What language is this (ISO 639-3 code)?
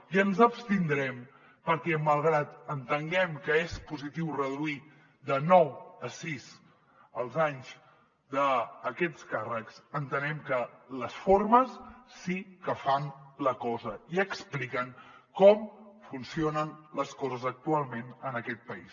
cat